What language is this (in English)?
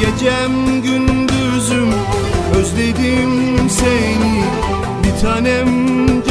Turkish